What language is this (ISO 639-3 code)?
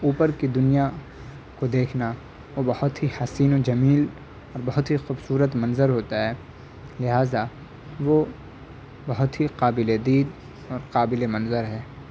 urd